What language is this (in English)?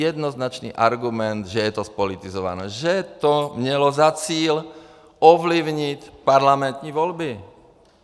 Czech